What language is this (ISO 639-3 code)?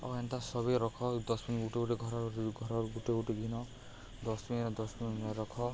ori